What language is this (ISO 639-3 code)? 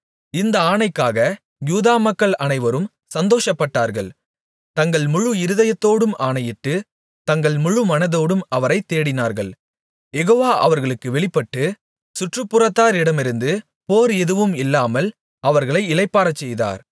tam